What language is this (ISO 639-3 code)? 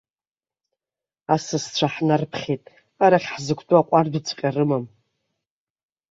abk